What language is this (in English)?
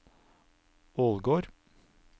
Norwegian